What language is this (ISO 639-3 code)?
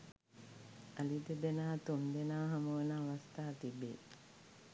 sin